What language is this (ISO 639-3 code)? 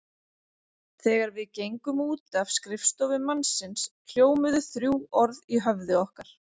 isl